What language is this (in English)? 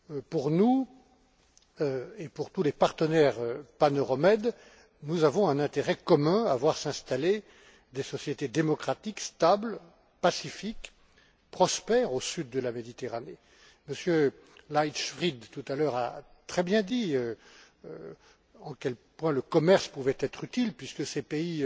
French